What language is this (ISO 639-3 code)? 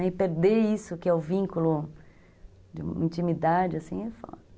por